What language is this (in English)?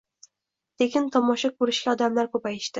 Uzbek